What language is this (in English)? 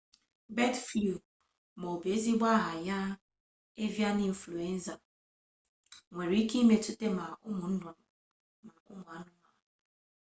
Igbo